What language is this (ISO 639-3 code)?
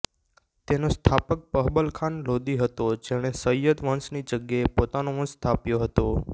guj